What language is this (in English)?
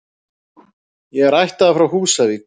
Icelandic